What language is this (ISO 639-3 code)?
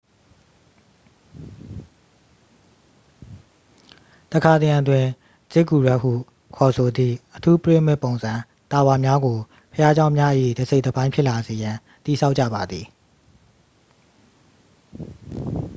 mya